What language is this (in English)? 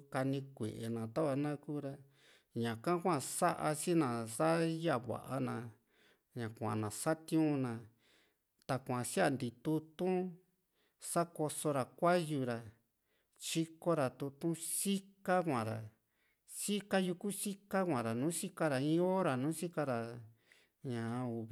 Juxtlahuaca Mixtec